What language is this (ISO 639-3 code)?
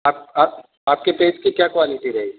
urd